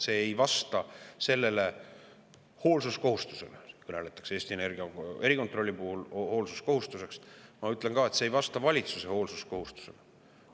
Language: Estonian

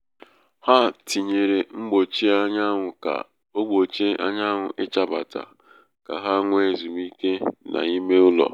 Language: Igbo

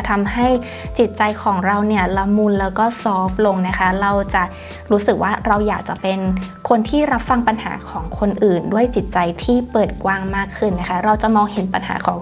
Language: Thai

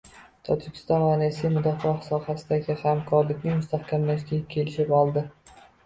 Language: Uzbek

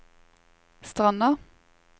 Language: Norwegian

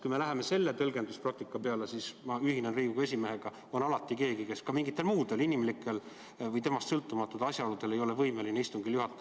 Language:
Estonian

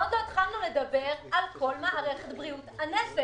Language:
Hebrew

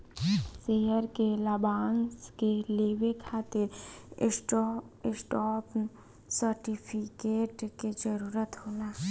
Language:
Bhojpuri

